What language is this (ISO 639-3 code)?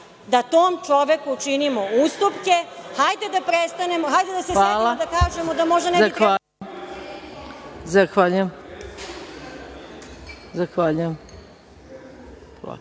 srp